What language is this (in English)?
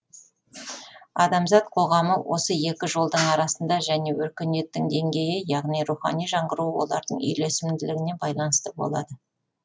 Kazakh